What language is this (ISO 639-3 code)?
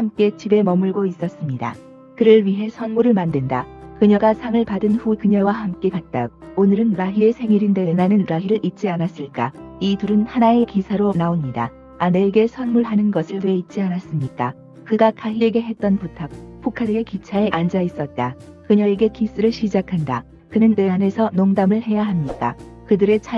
kor